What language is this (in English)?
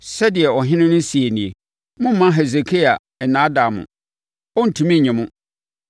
Akan